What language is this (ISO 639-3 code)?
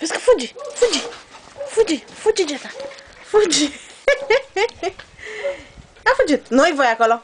ron